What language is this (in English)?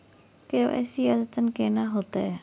Maithili